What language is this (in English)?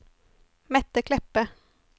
Norwegian